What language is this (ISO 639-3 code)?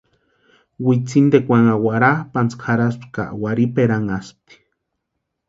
pua